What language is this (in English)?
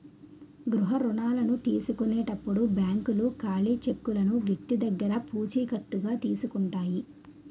Telugu